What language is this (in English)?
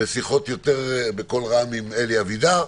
Hebrew